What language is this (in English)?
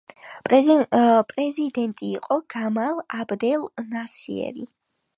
Georgian